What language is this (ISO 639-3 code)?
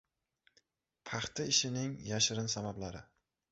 uzb